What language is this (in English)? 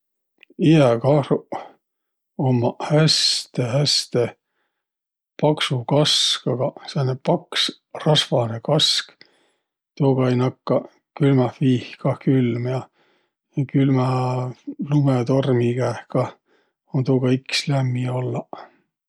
Võro